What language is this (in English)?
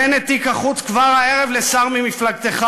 Hebrew